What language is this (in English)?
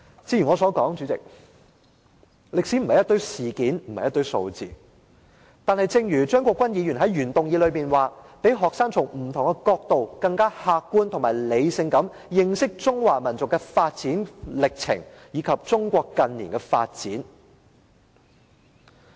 Cantonese